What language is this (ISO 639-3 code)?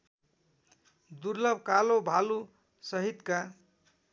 nep